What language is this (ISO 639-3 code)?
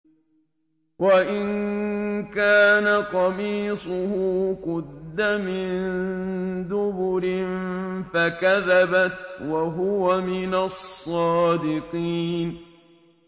ara